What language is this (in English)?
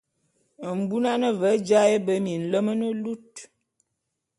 Bulu